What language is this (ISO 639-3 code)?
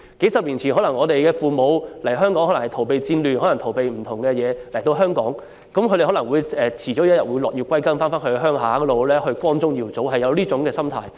yue